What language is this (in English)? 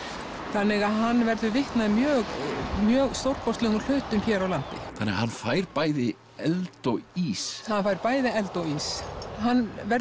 Icelandic